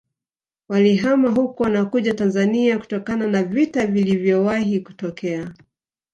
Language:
Swahili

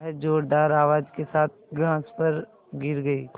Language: Hindi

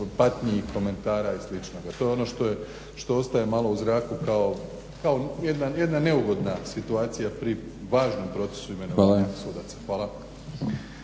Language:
Croatian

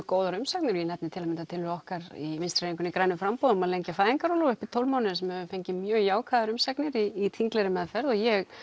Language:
Icelandic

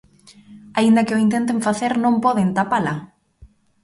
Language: Galician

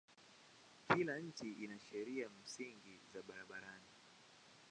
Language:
Swahili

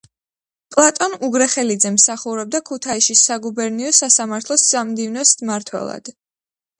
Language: Georgian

